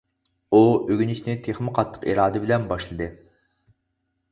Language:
Uyghur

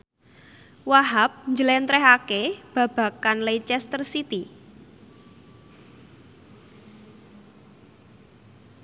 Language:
Javanese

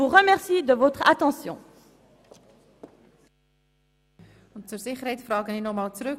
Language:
Swiss German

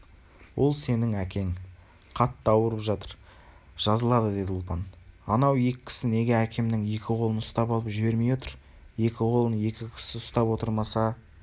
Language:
Kazakh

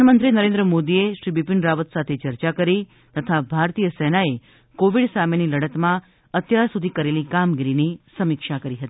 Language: Gujarati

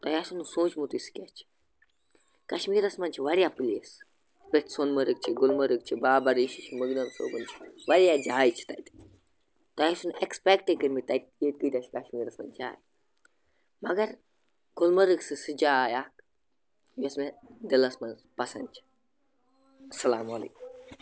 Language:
Kashmiri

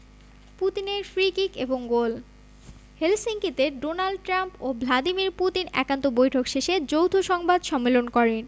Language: Bangla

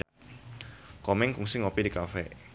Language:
Sundanese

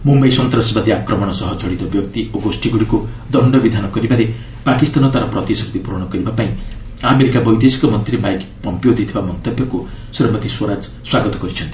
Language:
Odia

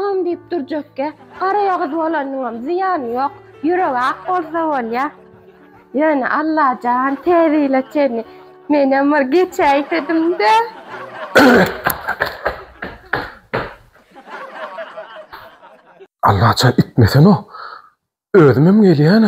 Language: Arabic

